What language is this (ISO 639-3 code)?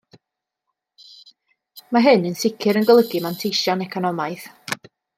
cym